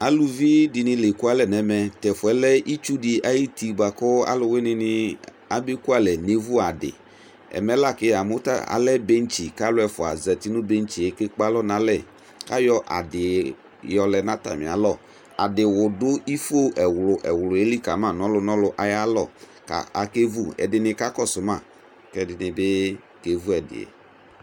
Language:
Ikposo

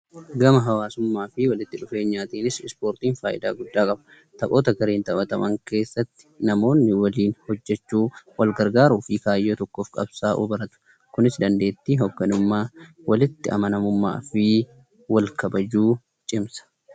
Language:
Oromo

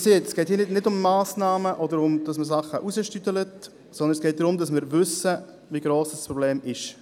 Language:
Swiss German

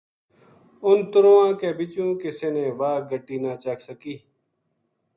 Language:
Gujari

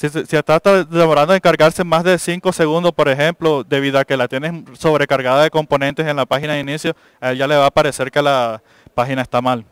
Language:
Spanish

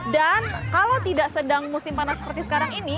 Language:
Indonesian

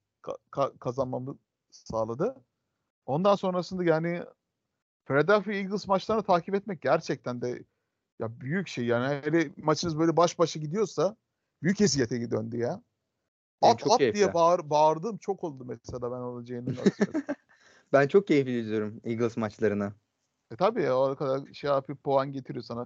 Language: Turkish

